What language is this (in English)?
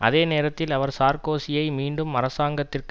Tamil